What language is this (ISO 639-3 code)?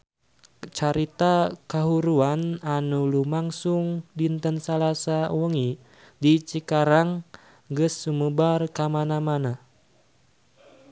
sun